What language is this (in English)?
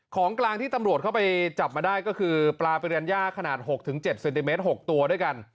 Thai